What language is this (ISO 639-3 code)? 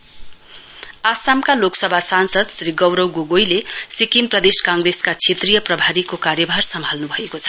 nep